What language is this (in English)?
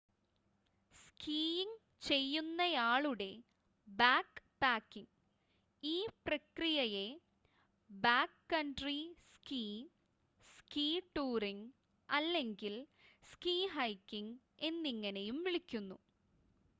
Malayalam